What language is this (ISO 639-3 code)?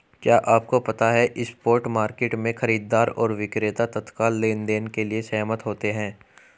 hin